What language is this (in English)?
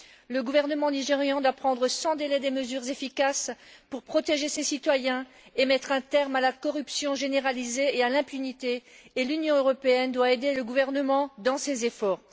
French